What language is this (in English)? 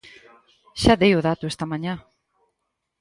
Galician